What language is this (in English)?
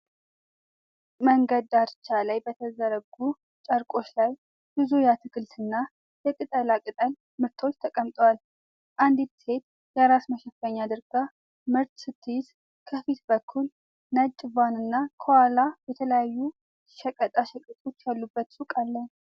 Amharic